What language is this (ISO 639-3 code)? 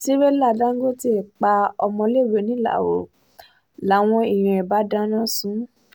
yor